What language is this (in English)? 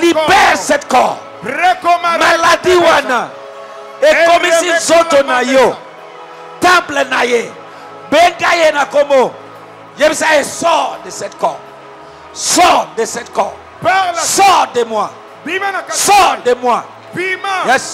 French